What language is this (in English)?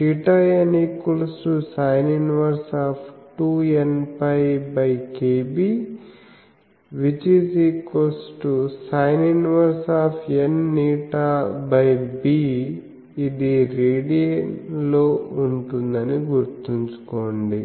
Telugu